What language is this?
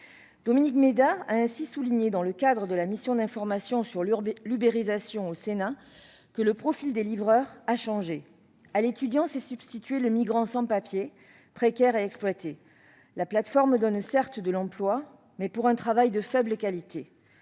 French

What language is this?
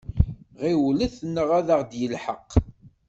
Kabyle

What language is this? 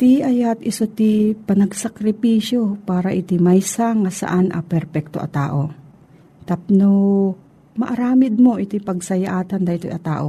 Filipino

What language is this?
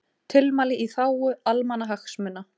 Icelandic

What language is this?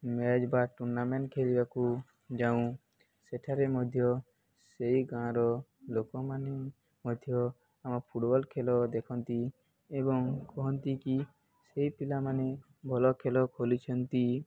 Odia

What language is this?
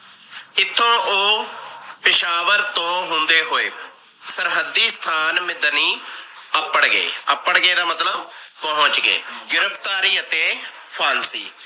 Punjabi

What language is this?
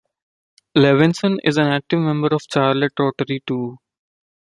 English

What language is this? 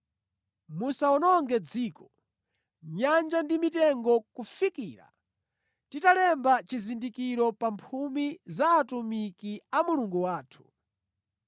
Nyanja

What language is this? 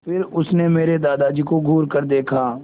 Hindi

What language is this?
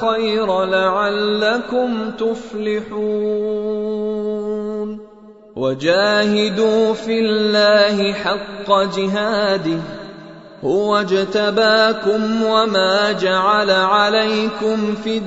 Arabic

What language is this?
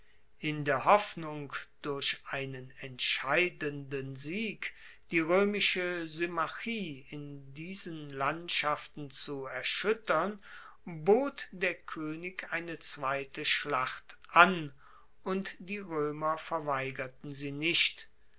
German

